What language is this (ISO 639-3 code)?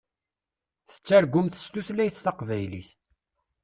kab